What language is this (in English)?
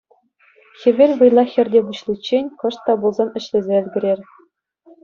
Chuvash